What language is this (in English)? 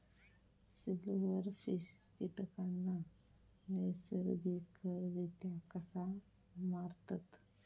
Marathi